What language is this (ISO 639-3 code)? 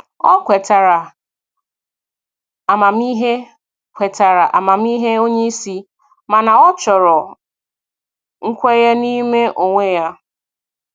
ibo